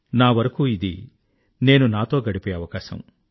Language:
Telugu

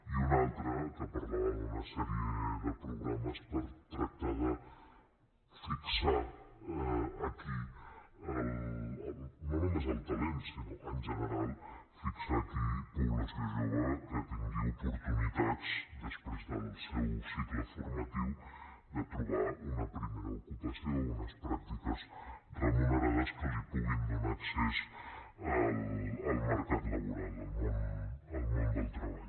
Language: Catalan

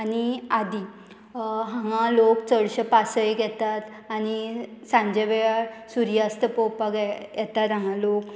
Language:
Konkani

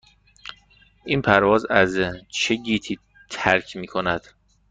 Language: Persian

